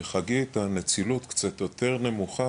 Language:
Hebrew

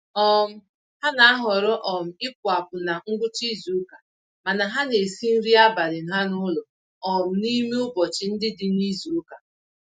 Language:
Igbo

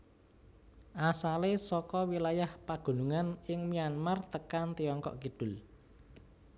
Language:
Javanese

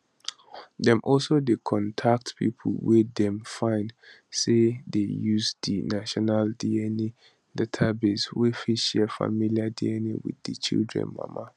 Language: Nigerian Pidgin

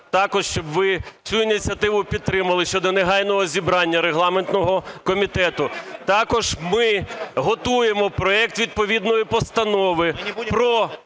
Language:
Ukrainian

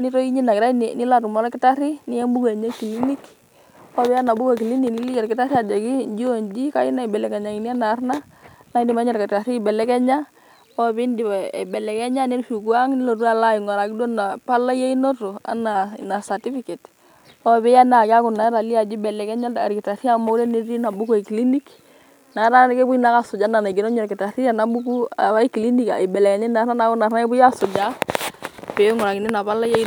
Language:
Masai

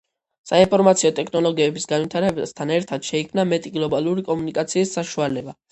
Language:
Georgian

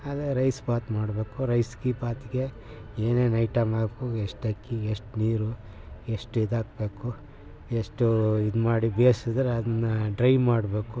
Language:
Kannada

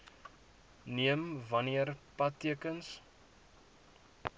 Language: Afrikaans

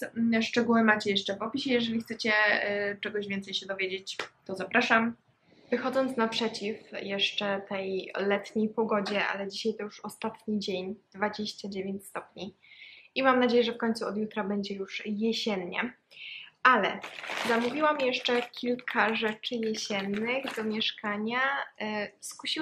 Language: Polish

